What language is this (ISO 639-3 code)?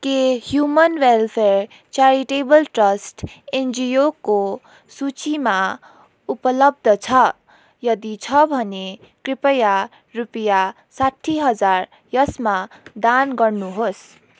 nep